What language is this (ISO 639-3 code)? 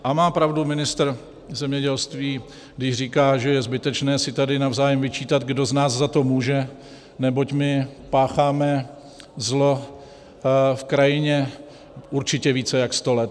ces